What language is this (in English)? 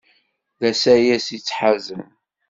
Kabyle